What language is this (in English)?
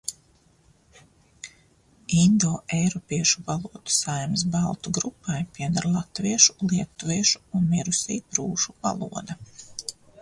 Latvian